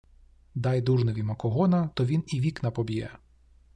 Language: Ukrainian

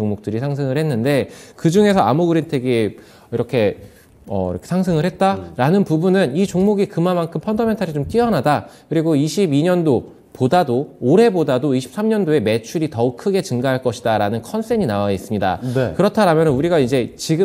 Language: Korean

